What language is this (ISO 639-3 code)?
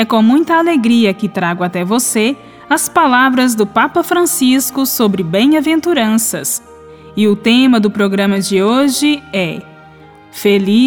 por